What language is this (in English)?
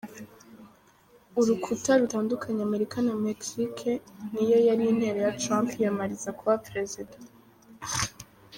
Kinyarwanda